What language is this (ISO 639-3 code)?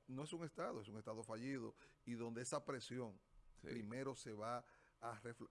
spa